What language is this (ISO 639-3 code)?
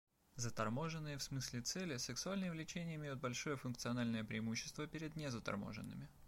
rus